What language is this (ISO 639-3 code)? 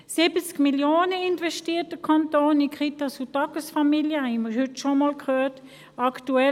gsw